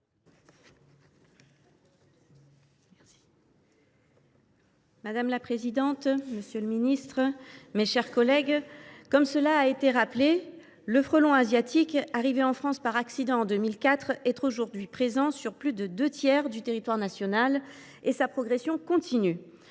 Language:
French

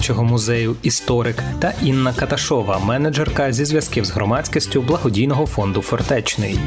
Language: Ukrainian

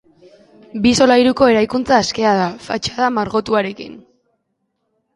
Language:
Basque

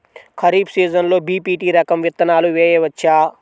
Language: Telugu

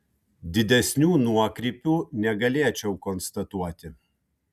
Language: Lithuanian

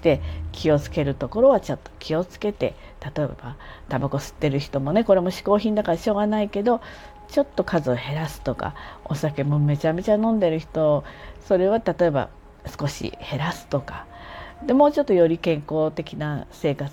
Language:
Japanese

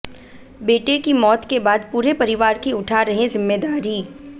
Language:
Hindi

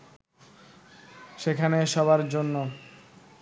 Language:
Bangla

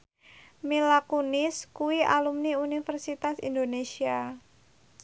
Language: Javanese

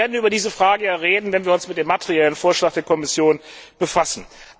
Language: German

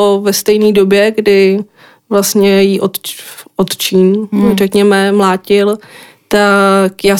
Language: Czech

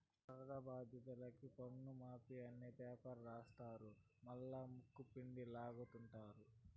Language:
Telugu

